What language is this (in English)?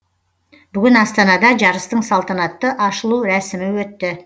Kazakh